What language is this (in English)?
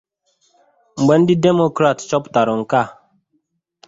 Igbo